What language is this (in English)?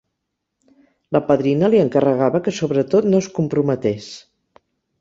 Catalan